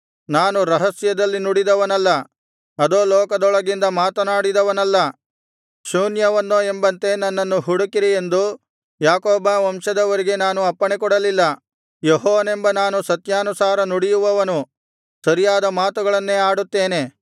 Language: Kannada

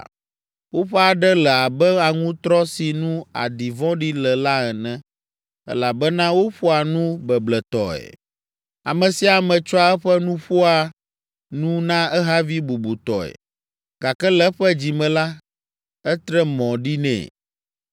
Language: Ewe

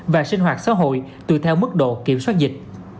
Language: Vietnamese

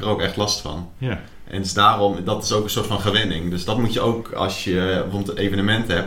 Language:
Dutch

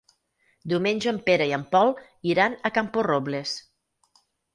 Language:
Catalan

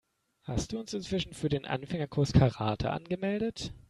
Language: German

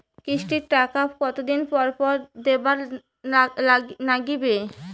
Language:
Bangla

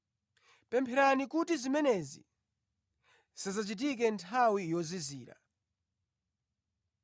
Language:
Nyanja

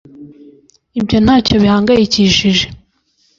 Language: Kinyarwanda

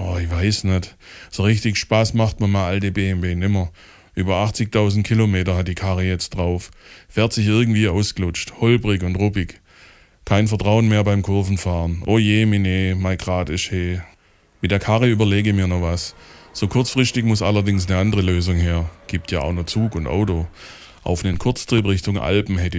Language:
German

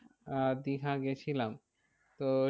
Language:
Bangla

